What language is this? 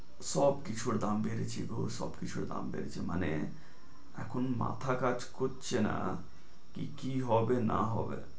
Bangla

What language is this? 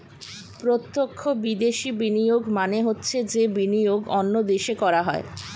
Bangla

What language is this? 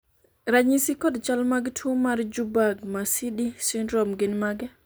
Luo (Kenya and Tanzania)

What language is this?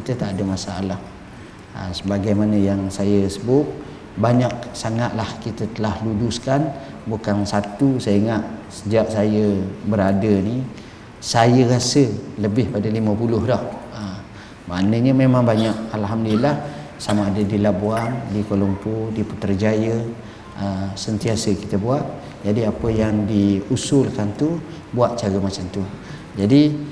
Malay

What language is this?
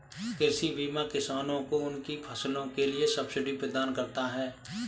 Hindi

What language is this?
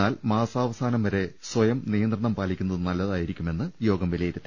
Malayalam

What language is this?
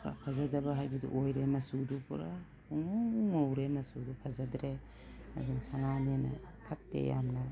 Manipuri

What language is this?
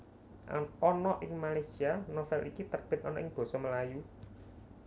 Javanese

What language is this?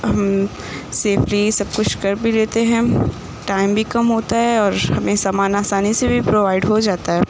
Urdu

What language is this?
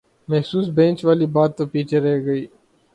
Urdu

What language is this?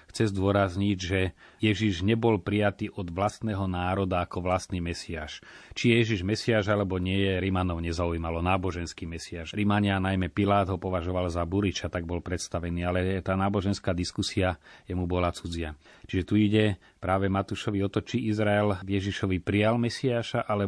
Slovak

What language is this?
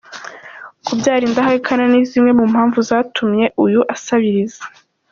Kinyarwanda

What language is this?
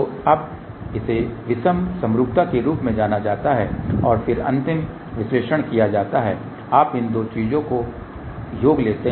Hindi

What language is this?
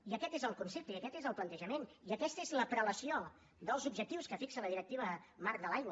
Catalan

